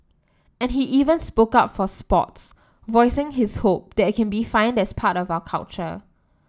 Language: English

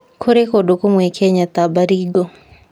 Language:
Kikuyu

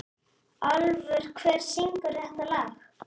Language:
Icelandic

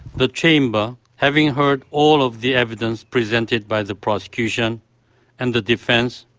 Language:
English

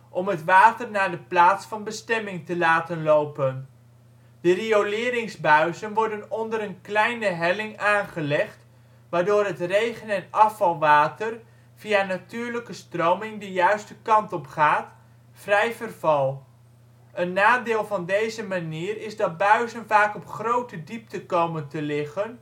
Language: Dutch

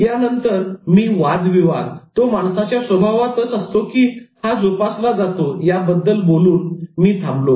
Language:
Marathi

